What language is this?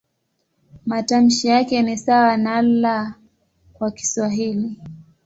Swahili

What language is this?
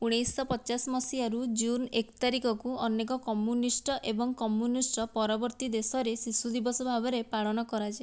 Odia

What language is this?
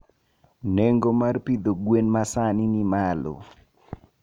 Luo (Kenya and Tanzania)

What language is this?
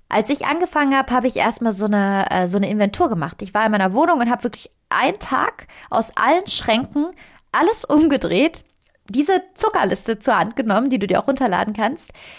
German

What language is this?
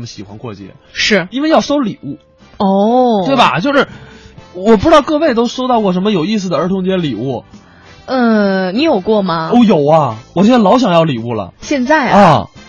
Chinese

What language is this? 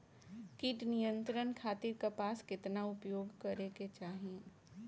Bhojpuri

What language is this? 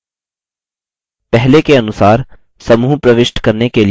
Hindi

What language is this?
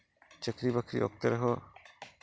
Santali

